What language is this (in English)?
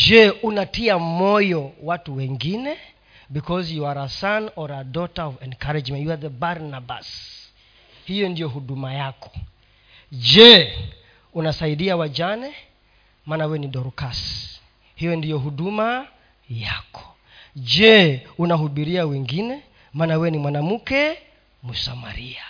Swahili